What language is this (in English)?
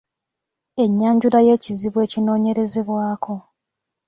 Ganda